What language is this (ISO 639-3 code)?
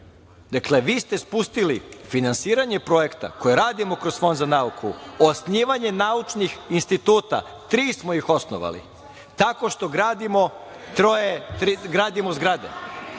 srp